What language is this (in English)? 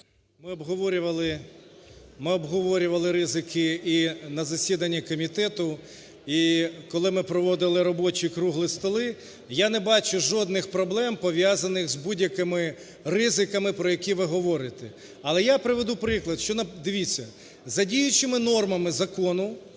Ukrainian